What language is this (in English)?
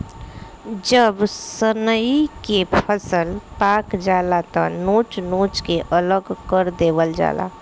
Bhojpuri